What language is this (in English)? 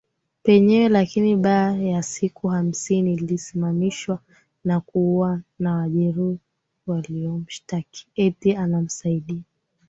Swahili